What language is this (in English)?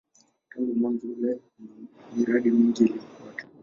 Swahili